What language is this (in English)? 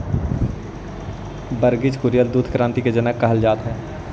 Magahi